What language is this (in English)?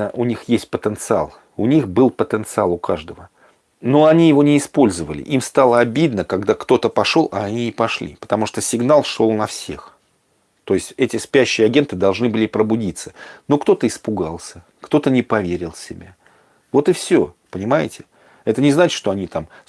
Russian